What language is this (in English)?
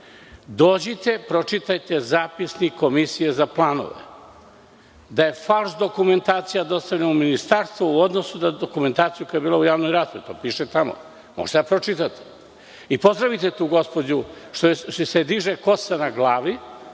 Serbian